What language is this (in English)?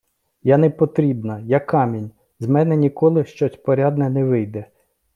Ukrainian